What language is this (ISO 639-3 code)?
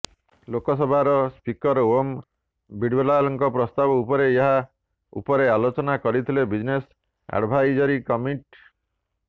ori